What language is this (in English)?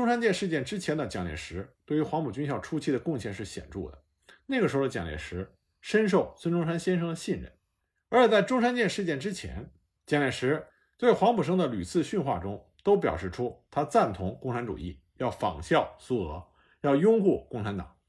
Chinese